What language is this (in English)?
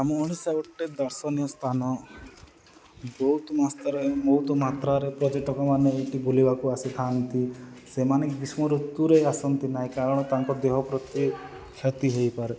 Odia